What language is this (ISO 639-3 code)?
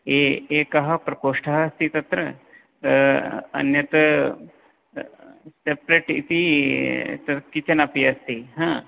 san